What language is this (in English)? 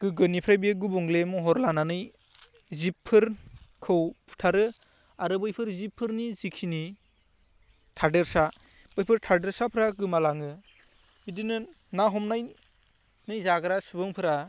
Bodo